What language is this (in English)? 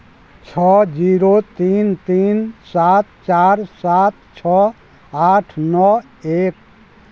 Maithili